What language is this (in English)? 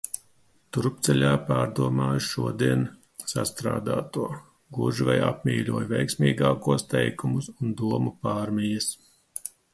Latvian